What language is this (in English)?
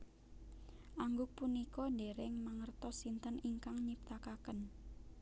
Javanese